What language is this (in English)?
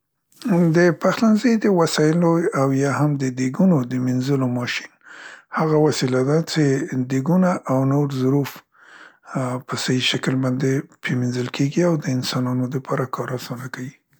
Central Pashto